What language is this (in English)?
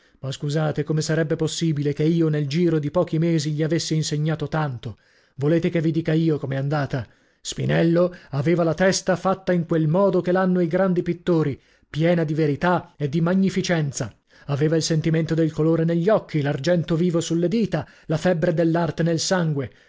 Italian